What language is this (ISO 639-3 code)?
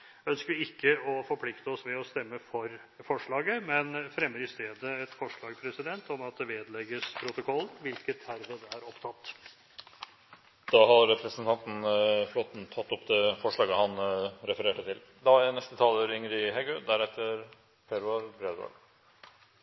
nor